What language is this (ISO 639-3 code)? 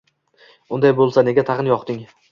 uzb